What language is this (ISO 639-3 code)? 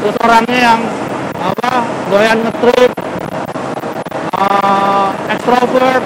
ind